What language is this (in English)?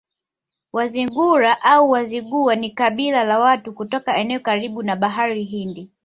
Swahili